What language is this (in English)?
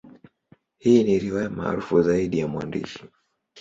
Swahili